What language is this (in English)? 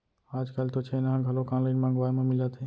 Chhattisgarhi